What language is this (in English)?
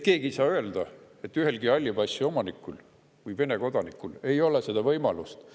Estonian